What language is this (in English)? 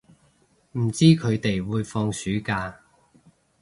Cantonese